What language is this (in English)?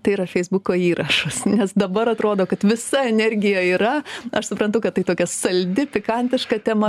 Lithuanian